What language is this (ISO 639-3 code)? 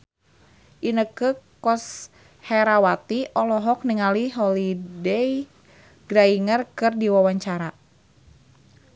sun